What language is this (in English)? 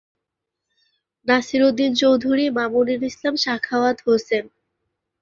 Bangla